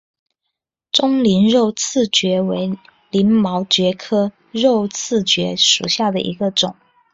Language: Chinese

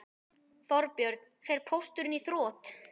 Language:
Icelandic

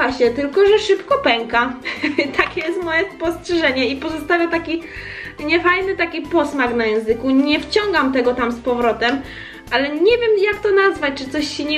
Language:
Polish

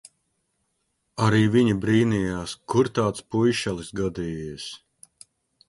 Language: Latvian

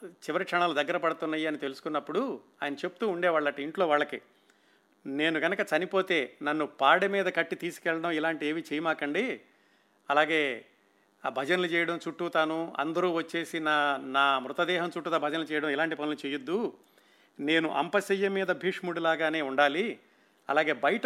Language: Telugu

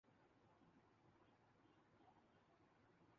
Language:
Urdu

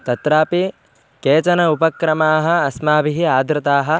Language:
Sanskrit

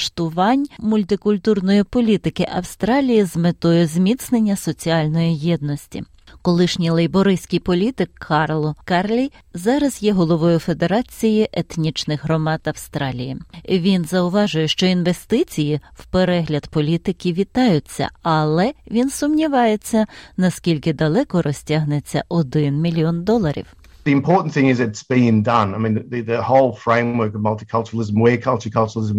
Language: Ukrainian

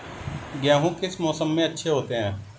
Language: Hindi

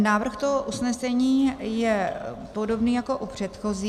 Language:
Czech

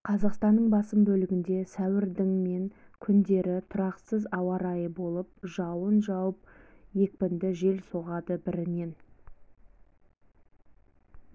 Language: Kazakh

